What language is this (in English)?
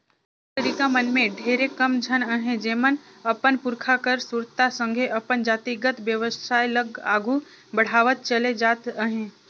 Chhattisgarhi